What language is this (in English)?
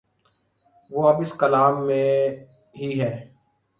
Urdu